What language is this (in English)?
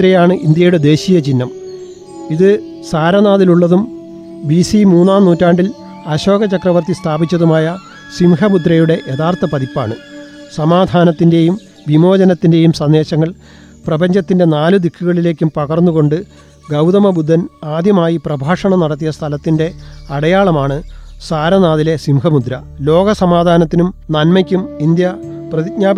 Malayalam